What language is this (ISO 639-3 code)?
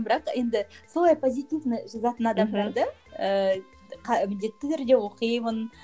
kaz